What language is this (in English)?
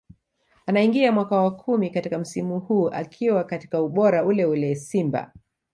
Swahili